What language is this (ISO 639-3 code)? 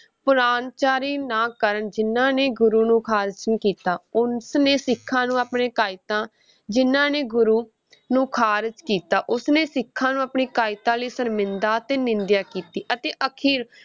pan